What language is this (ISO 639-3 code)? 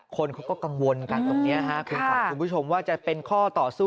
tha